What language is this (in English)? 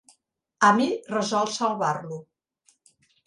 Catalan